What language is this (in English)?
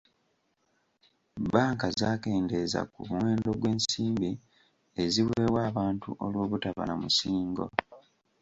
Ganda